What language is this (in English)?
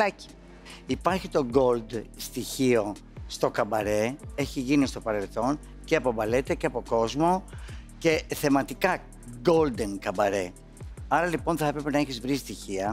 Greek